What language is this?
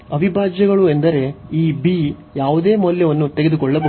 Kannada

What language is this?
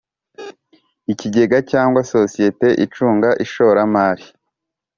Kinyarwanda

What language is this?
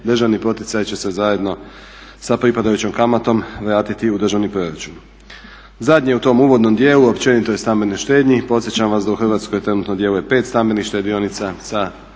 Croatian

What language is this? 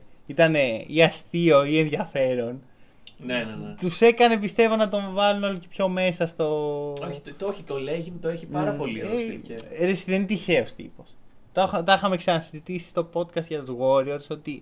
Greek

